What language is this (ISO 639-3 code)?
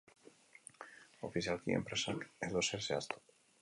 eus